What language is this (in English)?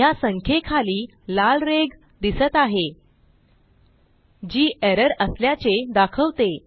Marathi